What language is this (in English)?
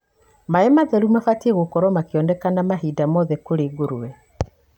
Kikuyu